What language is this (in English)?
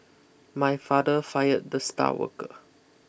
English